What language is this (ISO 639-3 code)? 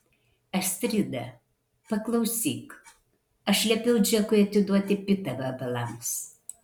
lit